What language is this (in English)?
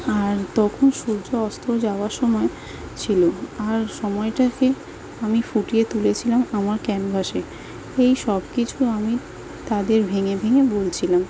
Bangla